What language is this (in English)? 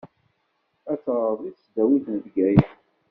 Kabyle